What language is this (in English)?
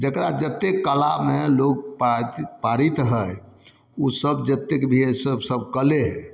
Maithili